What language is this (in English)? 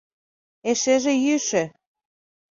Mari